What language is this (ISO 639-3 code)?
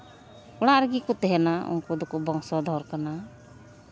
sat